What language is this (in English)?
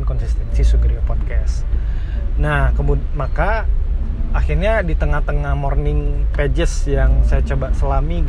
Indonesian